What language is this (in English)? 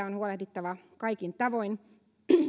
Finnish